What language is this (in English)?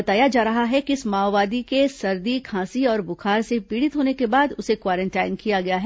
Hindi